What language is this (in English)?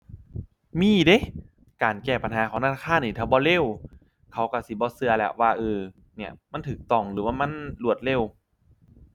Thai